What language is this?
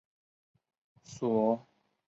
Chinese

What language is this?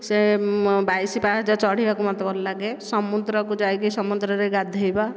Odia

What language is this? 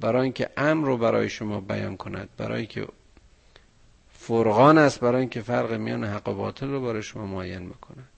Persian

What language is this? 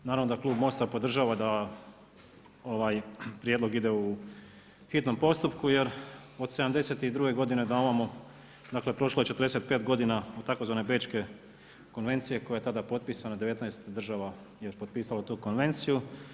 Croatian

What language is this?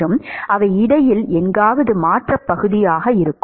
Tamil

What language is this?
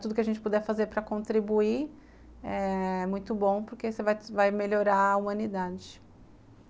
Portuguese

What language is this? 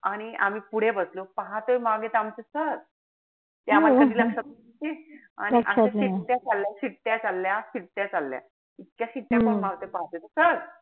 Marathi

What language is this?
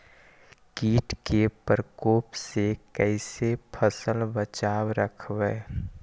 Magahi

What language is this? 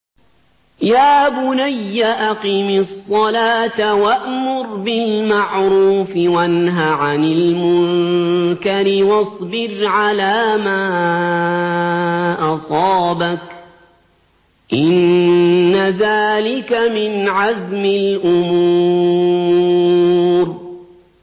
Arabic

